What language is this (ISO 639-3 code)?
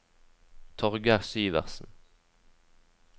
nor